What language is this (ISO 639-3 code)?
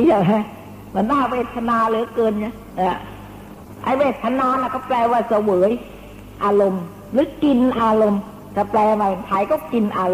tha